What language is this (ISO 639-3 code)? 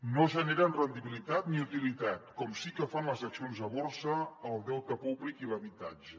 cat